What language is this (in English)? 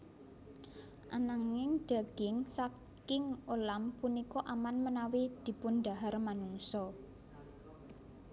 Javanese